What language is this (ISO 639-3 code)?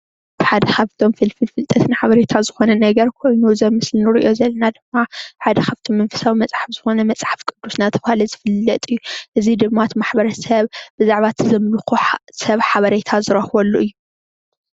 tir